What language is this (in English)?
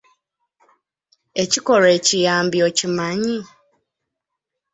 Ganda